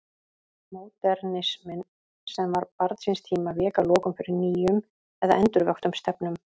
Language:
Icelandic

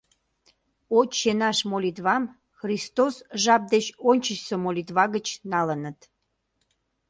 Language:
Mari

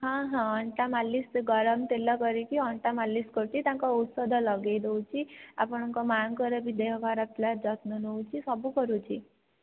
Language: Odia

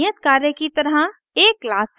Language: Hindi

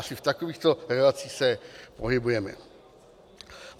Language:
Czech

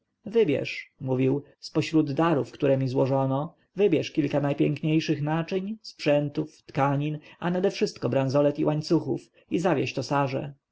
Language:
Polish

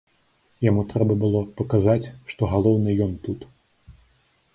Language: Belarusian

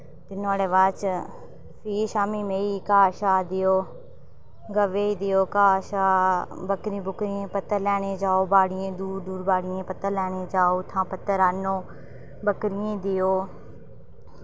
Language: Dogri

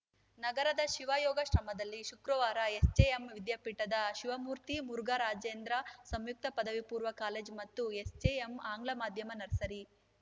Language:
Kannada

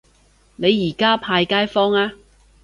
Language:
Cantonese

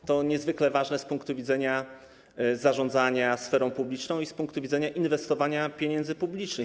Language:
Polish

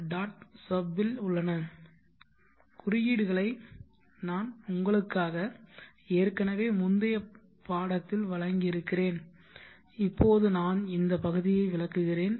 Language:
Tamil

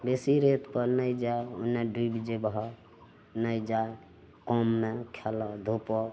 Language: Maithili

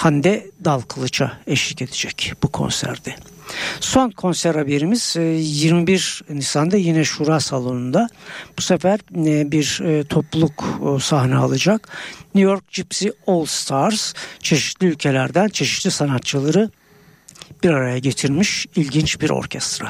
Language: Turkish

